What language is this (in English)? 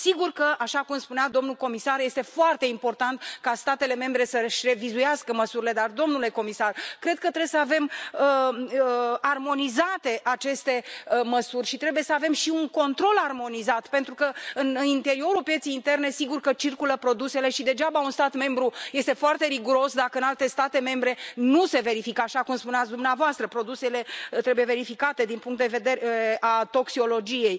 Romanian